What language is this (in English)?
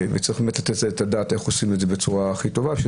Hebrew